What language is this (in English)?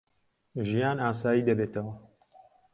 Central Kurdish